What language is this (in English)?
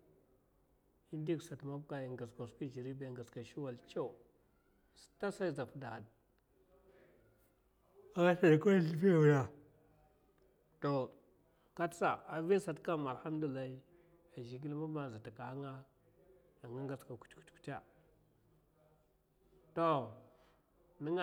Mafa